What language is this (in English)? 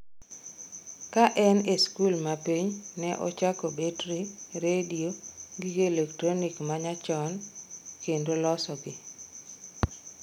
Luo (Kenya and Tanzania)